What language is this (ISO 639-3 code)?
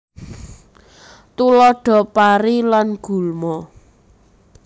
jav